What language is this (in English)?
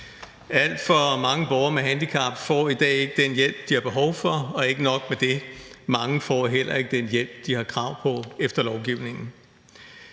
Danish